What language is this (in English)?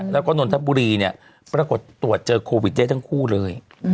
Thai